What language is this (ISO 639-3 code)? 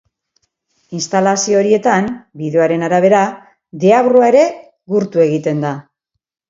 eus